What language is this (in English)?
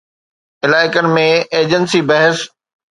Sindhi